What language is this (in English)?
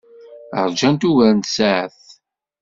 Kabyle